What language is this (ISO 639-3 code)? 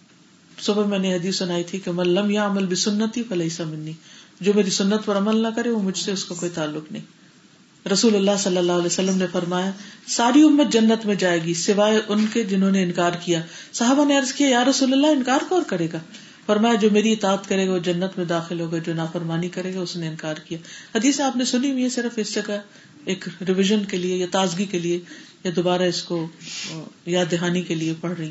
urd